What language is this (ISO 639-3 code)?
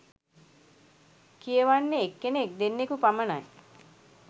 sin